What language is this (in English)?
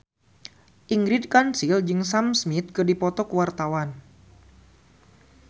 Sundanese